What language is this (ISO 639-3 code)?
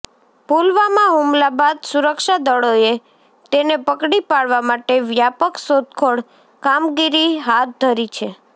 guj